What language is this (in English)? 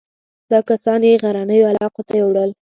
Pashto